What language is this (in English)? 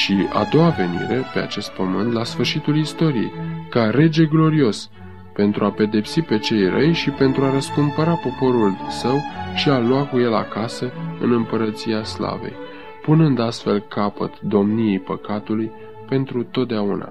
Romanian